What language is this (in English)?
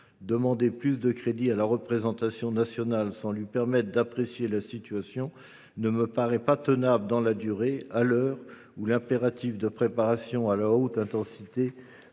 French